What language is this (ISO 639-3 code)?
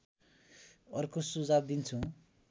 nep